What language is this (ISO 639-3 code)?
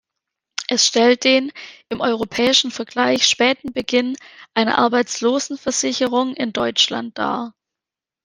deu